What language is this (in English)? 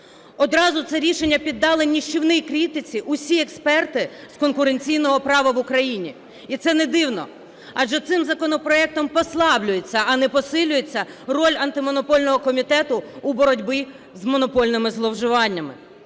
Ukrainian